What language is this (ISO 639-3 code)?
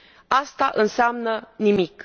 ron